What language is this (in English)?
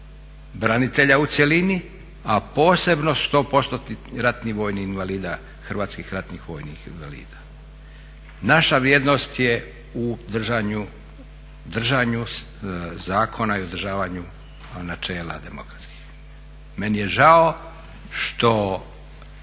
Croatian